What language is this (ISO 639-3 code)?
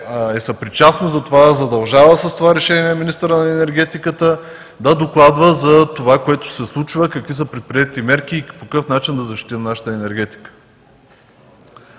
bul